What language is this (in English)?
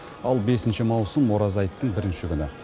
Kazakh